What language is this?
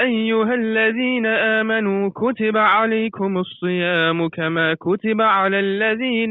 Malay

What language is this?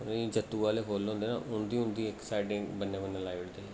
Dogri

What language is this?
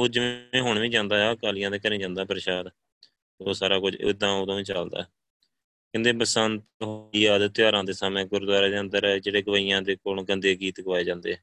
Punjabi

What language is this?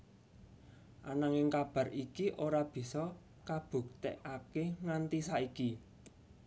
Javanese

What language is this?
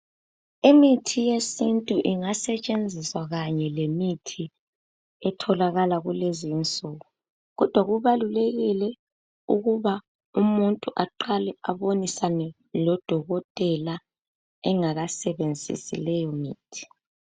North Ndebele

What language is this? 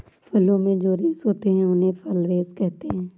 Hindi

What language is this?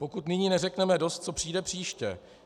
Czech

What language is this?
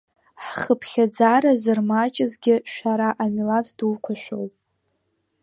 Abkhazian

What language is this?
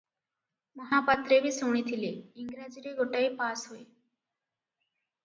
Odia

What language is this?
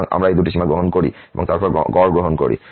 Bangla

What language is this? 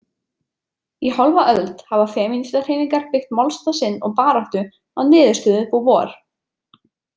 Icelandic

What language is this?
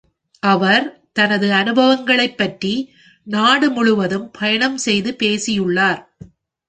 Tamil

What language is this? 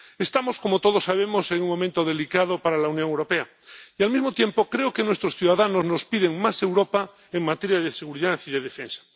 Spanish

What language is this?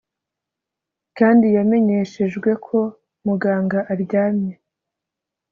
Kinyarwanda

